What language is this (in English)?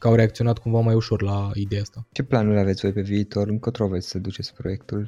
Romanian